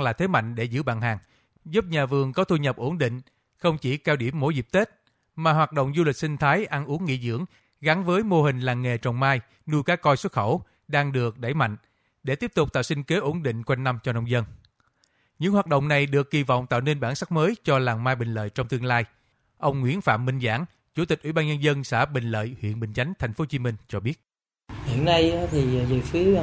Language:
Vietnamese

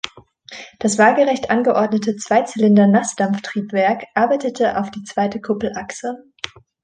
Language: German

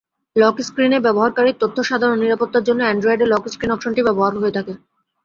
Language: Bangla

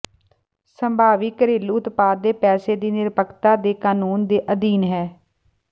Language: Punjabi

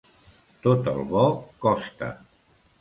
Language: Catalan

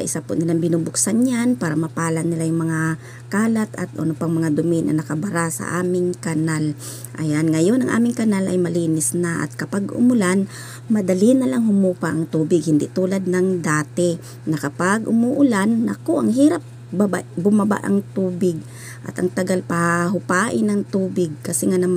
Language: Filipino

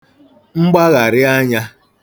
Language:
Igbo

